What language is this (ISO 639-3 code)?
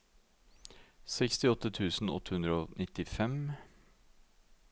nor